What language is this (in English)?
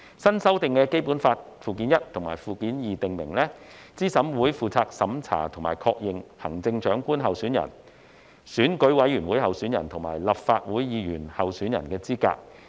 Cantonese